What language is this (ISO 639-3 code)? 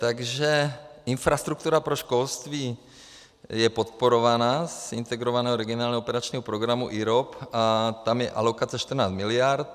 ces